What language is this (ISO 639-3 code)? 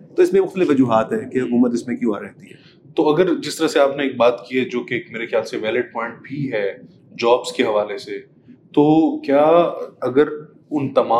urd